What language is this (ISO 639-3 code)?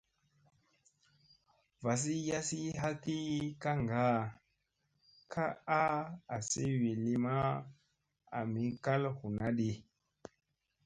mse